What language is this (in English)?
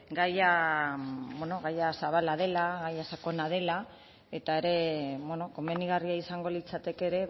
Basque